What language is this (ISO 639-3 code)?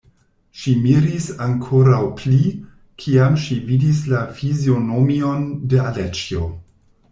epo